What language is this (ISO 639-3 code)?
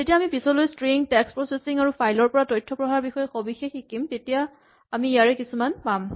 asm